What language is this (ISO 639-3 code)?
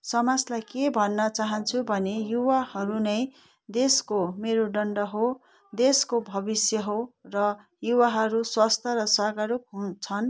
nep